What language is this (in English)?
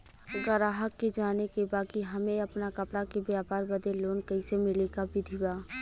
Bhojpuri